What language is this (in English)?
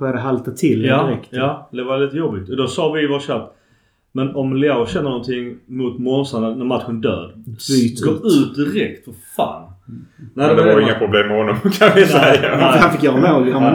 Swedish